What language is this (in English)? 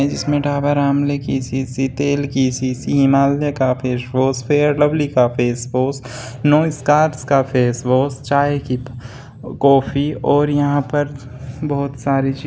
Hindi